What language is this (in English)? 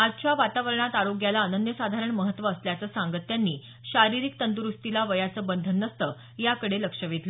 Marathi